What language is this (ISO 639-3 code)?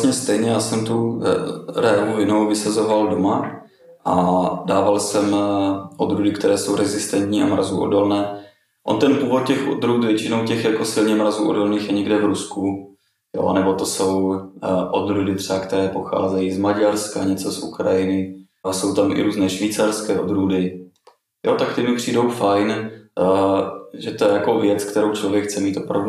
ces